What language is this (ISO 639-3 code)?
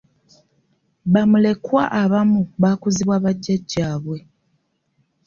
lug